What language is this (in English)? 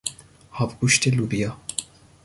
Persian